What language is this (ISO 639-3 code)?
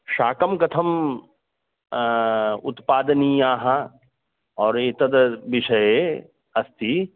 san